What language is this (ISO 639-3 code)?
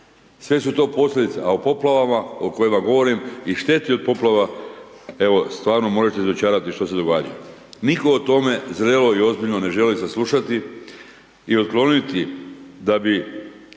hrv